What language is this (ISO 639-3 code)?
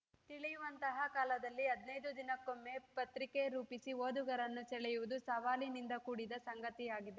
kan